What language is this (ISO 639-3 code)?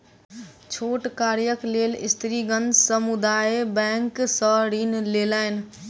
mai